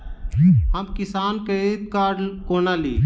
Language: Maithili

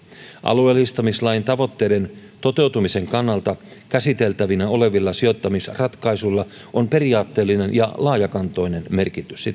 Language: Finnish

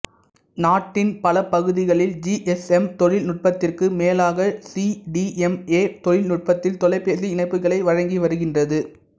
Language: Tamil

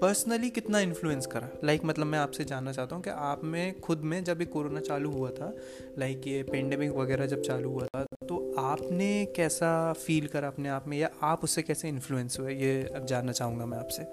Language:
Hindi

